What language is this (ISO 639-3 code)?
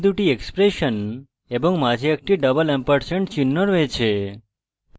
ben